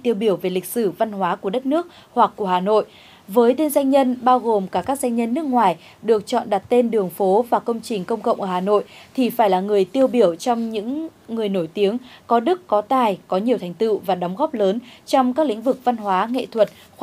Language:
Vietnamese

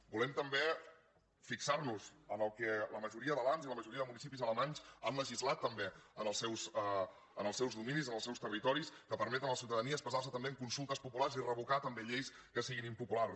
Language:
Catalan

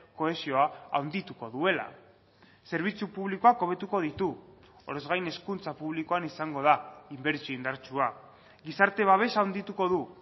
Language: Basque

